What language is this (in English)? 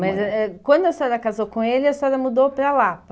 Portuguese